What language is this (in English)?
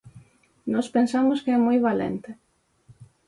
Galician